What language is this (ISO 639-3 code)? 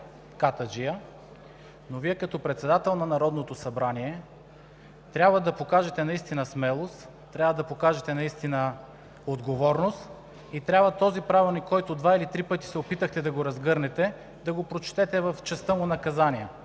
bul